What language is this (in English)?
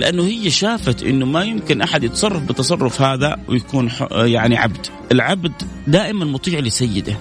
Arabic